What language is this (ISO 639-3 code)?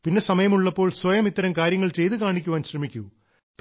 mal